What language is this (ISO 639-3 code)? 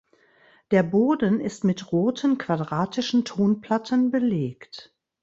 deu